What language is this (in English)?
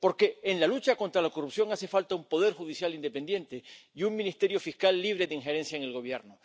Spanish